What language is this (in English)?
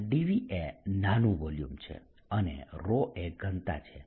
Gujarati